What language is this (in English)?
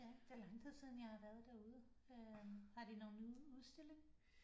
Danish